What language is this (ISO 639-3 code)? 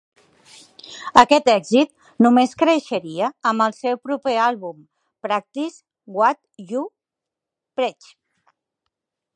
cat